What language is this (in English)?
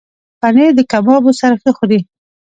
Pashto